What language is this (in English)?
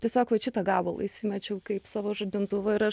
Lithuanian